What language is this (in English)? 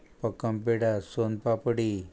Konkani